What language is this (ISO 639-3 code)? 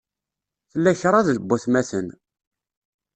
kab